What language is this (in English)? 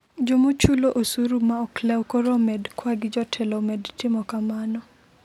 Luo (Kenya and Tanzania)